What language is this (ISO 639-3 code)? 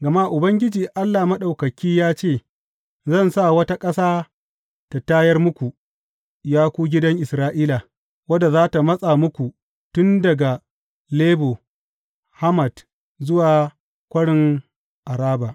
hau